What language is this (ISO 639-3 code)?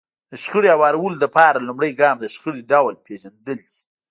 pus